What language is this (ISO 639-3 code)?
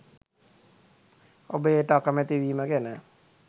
sin